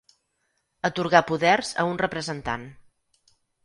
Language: Catalan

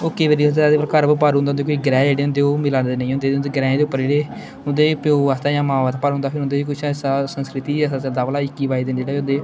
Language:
Dogri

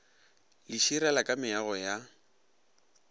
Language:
Northern Sotho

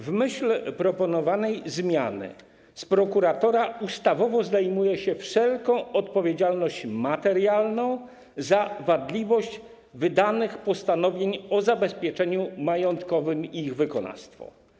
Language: Polish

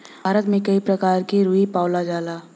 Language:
Bhojpuri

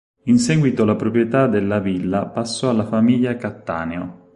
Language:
Italian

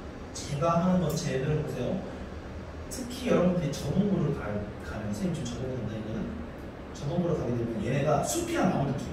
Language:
Korean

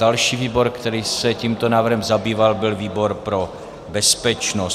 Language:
Czech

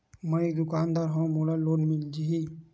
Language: Chhattisgarhi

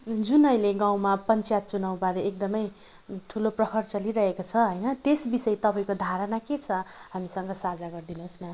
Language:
Nepali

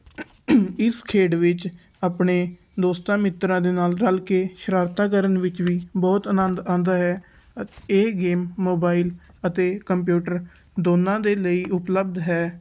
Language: Punjabi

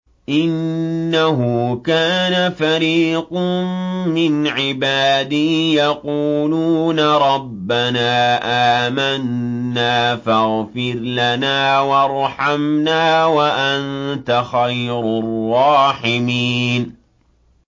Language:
Arabic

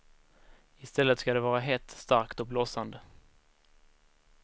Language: Swedish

